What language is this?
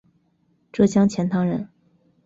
Chinese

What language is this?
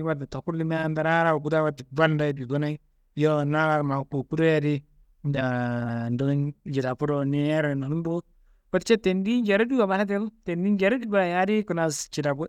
Kanembu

